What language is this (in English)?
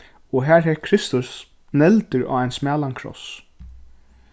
Faroese